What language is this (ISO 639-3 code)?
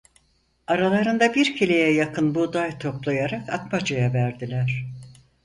tur